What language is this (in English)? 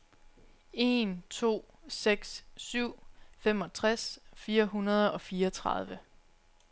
Danish